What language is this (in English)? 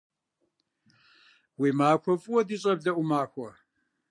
Kabardian